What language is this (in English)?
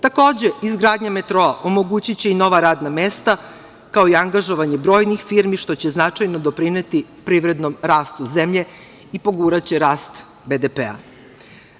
Serbian